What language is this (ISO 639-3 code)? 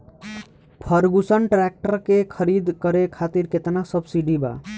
bho